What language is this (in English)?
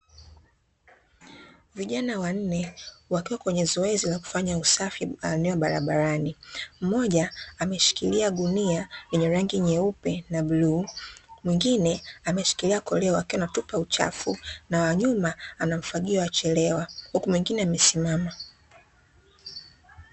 Swahili